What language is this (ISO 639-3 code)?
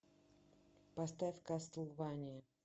rus